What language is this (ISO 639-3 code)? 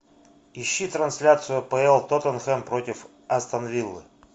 rus